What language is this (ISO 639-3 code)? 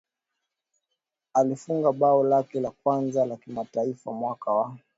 swa